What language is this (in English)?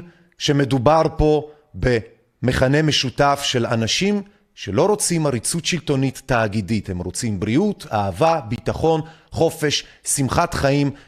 Hebrew